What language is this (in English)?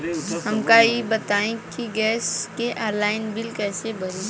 Bhojpuri